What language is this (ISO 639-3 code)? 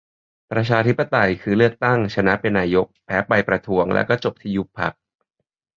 tha